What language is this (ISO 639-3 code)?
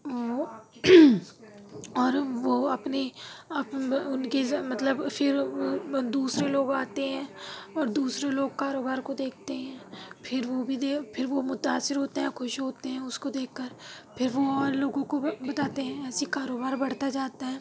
urd